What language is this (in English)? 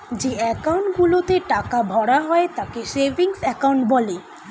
Bangla